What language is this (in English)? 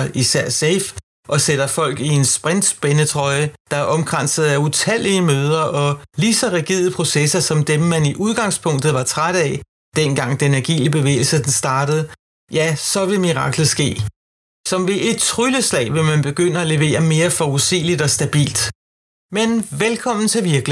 Danish